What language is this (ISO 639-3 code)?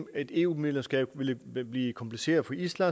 dan